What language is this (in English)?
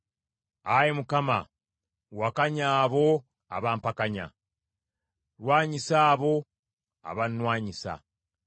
Ganda